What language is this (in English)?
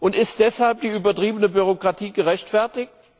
German